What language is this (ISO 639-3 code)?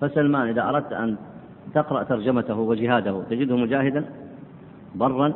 ara